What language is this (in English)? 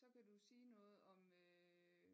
Danish